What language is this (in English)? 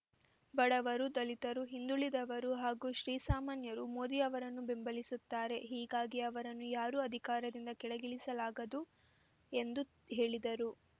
Kannada